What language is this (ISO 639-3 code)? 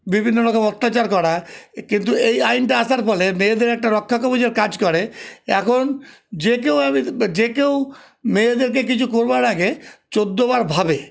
ben